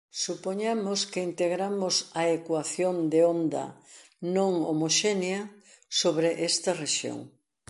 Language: Galician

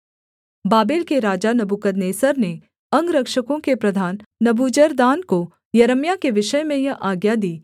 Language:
Hindi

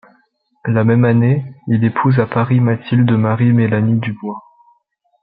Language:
French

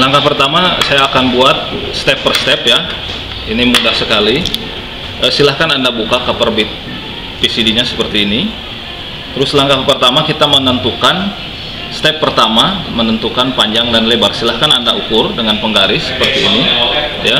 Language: Indonesian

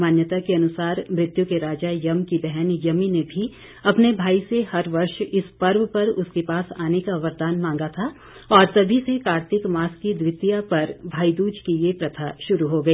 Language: Hindi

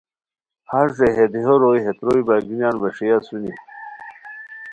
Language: Khowar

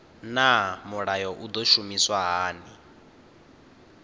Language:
Venda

